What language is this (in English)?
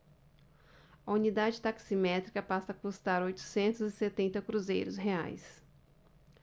Portuguese